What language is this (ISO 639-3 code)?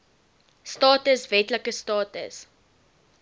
afr